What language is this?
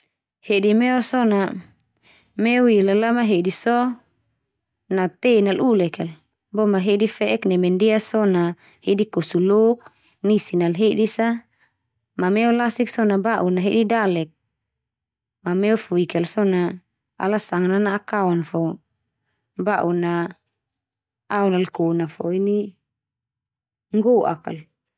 Termanu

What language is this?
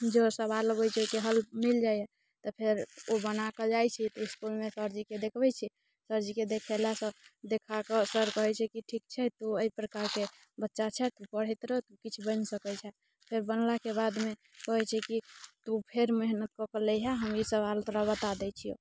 Maithili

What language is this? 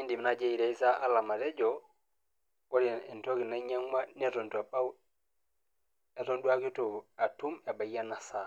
Masai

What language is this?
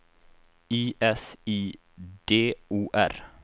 Swedish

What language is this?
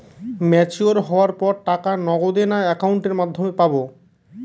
Bangla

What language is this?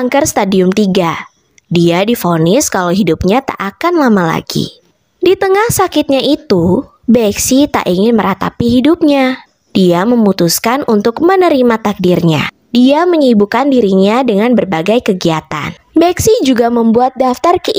Indonesian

